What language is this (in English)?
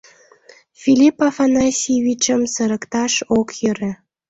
Mari